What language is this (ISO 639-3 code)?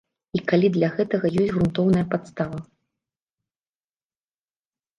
bel